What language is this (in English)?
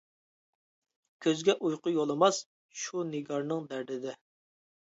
Uyghur